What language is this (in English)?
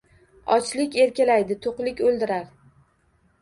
Uzbek